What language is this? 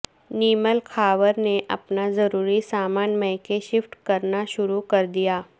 Urdu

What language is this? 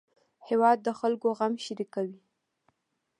Pashto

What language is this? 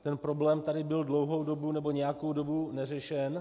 Czech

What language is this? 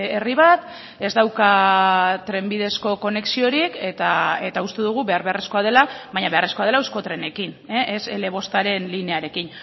Basque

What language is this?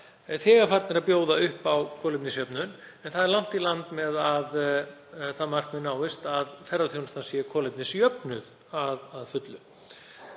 Icelandic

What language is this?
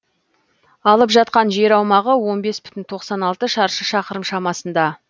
Kazakh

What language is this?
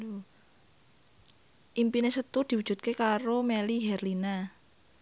Javanese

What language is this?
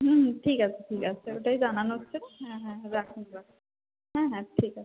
Bangla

